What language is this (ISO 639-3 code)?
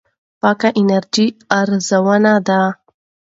pus